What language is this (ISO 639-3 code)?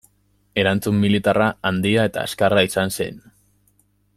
eus